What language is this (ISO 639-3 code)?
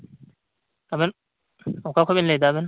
sat